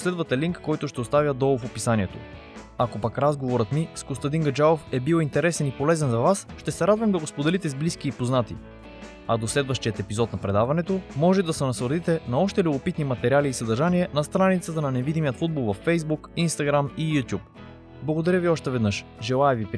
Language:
Bulgarian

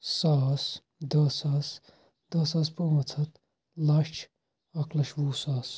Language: Kashmiri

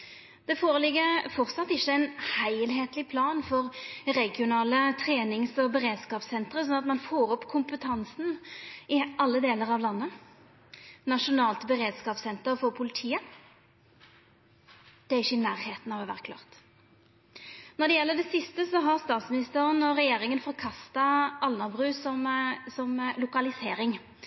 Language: Norwegian Nynorsk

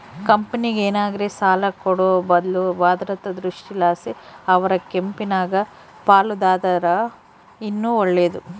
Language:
Kannada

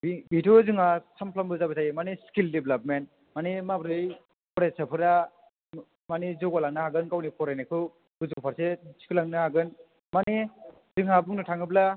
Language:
Bodo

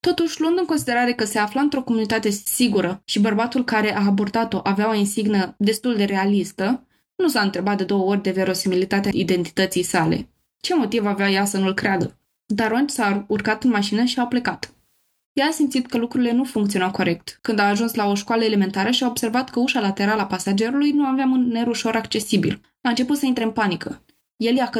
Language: Romanian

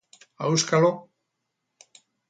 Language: Basque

